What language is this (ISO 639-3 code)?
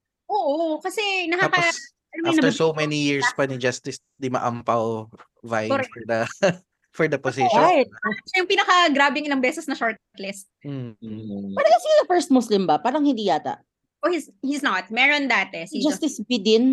fil